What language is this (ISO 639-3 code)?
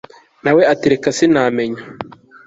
kin